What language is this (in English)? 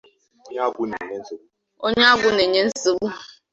Igbo